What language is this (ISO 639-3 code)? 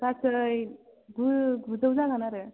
brx